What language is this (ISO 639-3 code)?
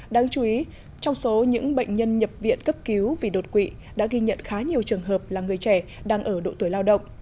vie